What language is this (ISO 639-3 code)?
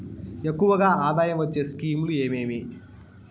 tel